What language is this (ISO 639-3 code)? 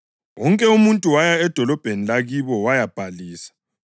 nde